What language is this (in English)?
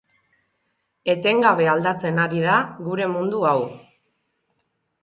Basque